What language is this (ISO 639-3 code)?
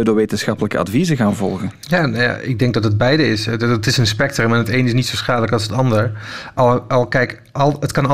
nld